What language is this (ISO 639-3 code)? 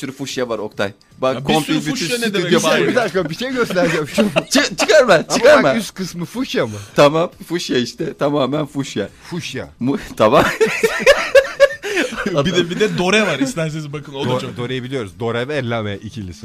tur